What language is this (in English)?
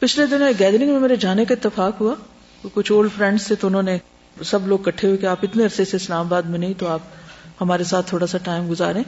Urdu